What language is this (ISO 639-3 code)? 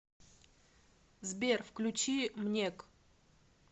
rus